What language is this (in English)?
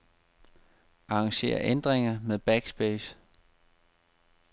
Danish